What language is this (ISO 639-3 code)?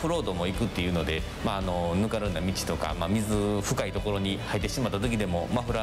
jpn